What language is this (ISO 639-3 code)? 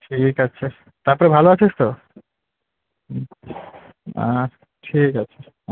ben